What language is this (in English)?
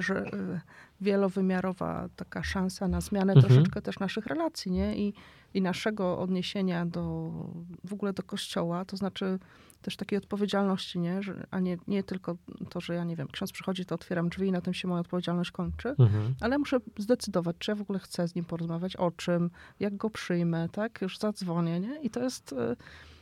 Polish